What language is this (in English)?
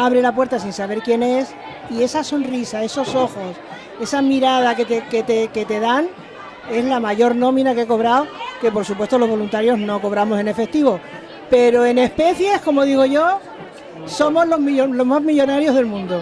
Spanish